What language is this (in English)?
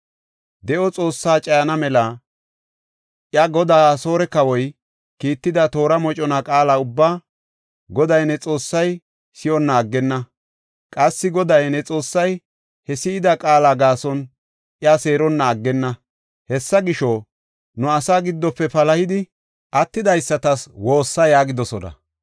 Gofa